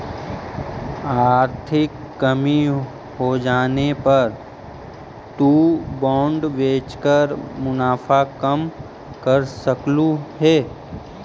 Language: Magahi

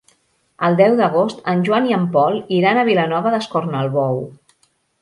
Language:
Catalan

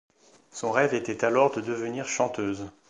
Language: French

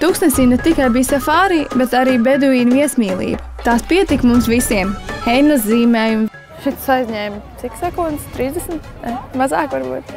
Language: Latvian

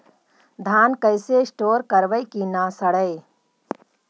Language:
Magahi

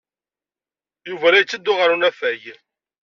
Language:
Kabyle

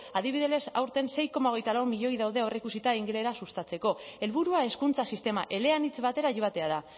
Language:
Basque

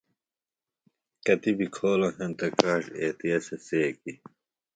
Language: Phalura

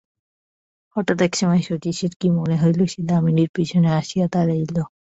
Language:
Bangla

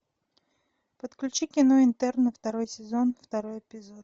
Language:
Russian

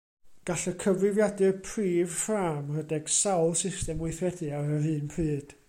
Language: Welsh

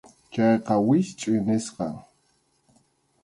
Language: Arequipa-La Unión Quechua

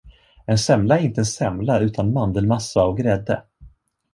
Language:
Swedish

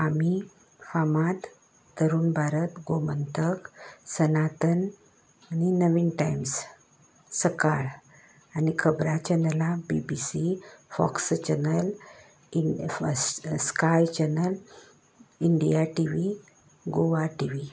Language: Konkani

